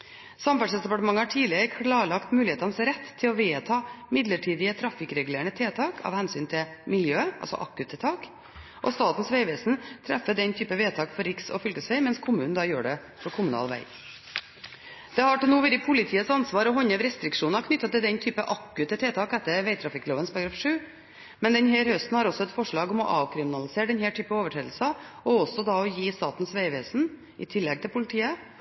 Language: Norwegian Bokmål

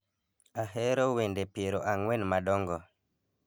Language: Luo (Kenya and Tanzania)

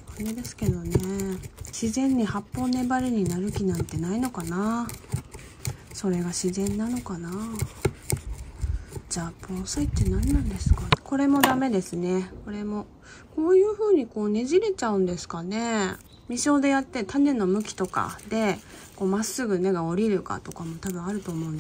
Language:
Japanese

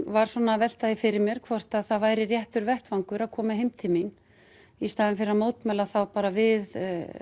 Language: Icelandic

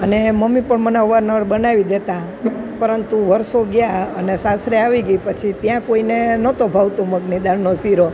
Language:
Gujarati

